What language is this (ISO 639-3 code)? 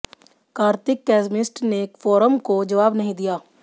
hin